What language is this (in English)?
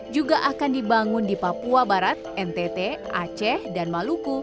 Indonesian